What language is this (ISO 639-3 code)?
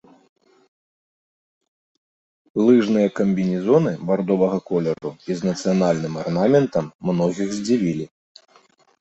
bel